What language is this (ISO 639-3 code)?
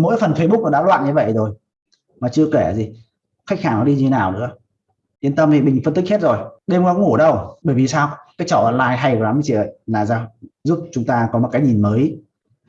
vie